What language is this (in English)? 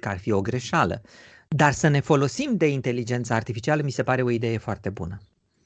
Romanian